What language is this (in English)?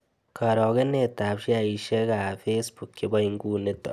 Kalenjin